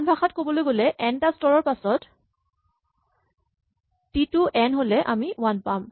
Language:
Assamese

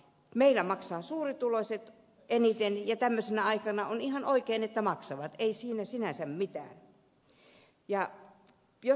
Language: Finnish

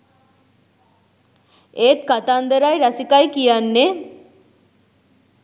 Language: Sinhala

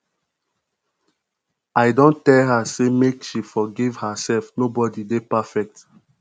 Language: Nigerian Pidgin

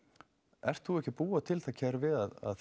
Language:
Icelandic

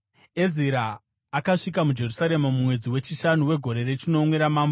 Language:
Shona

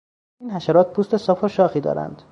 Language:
Persian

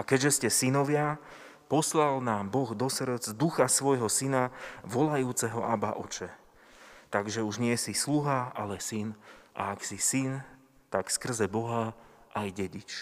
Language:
Slovak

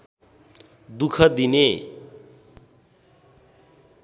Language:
Nepali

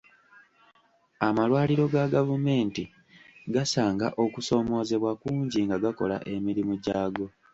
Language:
Ganda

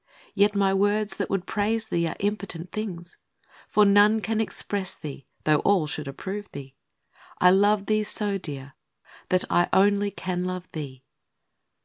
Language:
English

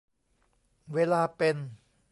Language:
Thai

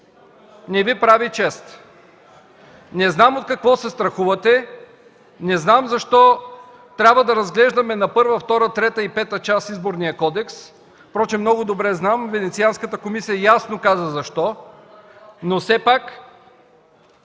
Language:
Bulgarian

